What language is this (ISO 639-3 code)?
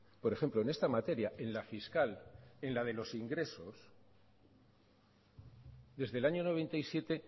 spa